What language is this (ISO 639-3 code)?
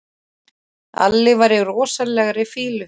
isl